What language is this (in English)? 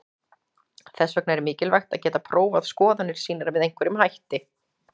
Icelandic